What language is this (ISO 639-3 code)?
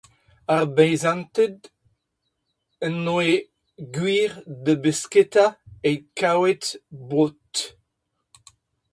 bre